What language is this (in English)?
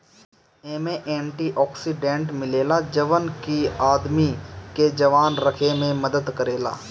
Bhojpuri